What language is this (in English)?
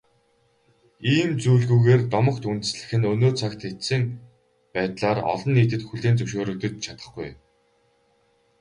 Mongolian